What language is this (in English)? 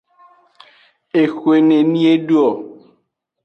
Aja (Benin)